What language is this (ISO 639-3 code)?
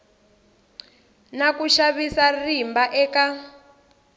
tso